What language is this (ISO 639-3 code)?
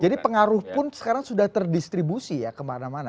ind